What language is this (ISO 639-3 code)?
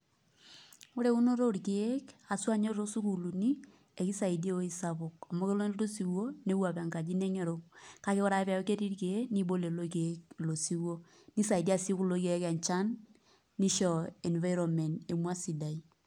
mas